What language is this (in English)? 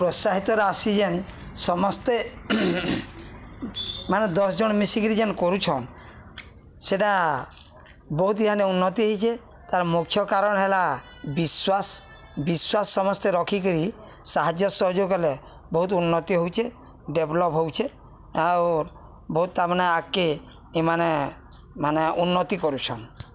Odia